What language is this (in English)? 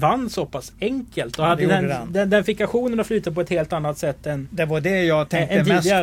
Swedish